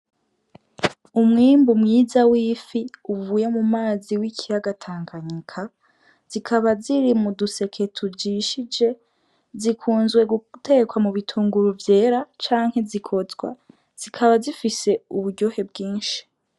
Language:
Rundi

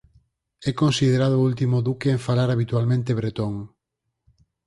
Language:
Galician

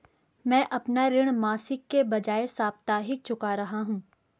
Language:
Hindi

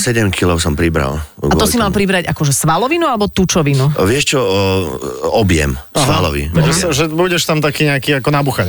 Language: Slovak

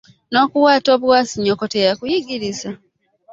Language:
Ganda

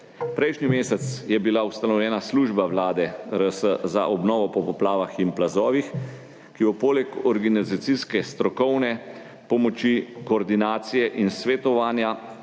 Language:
Slovenian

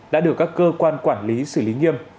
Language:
Vietnamese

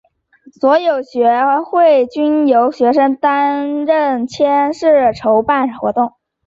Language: Chinese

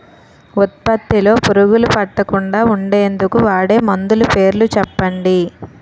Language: Telugu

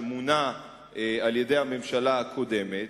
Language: Hebrew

